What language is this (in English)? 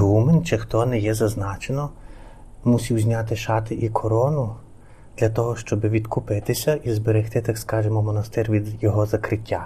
Ukrainian